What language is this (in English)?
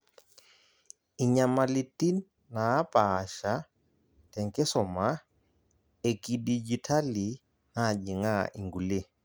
Masai